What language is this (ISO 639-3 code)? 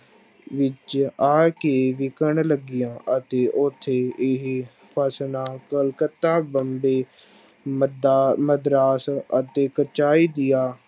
pan